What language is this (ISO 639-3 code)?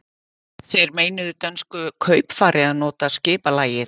isl